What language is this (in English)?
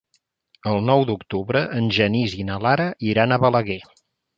Catalan